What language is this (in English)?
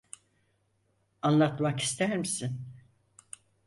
Turkish